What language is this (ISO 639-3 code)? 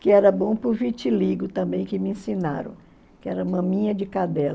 por